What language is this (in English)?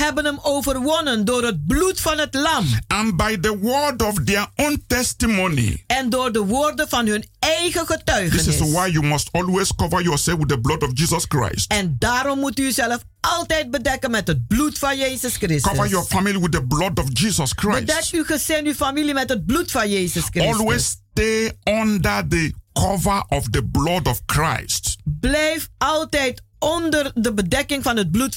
Dutch